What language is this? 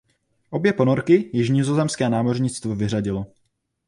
Czech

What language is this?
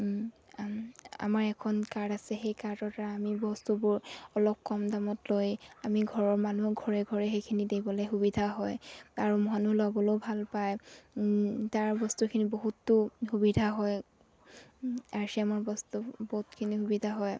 Assamese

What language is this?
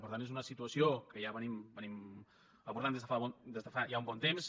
Catalan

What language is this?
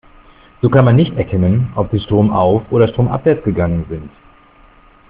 German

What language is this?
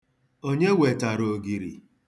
Igbo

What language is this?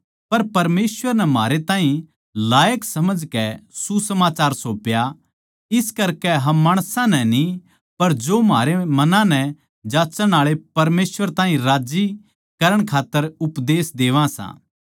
Haryanvi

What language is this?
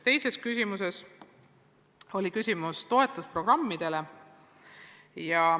Estonian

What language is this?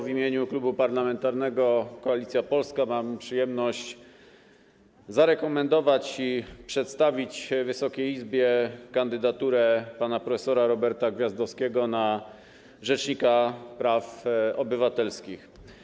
Polish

